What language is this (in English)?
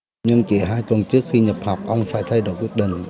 Vietnamese